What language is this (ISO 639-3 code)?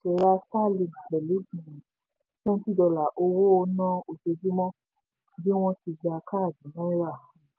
yor